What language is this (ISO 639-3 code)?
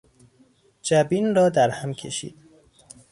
fas